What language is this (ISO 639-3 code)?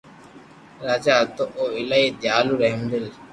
lrk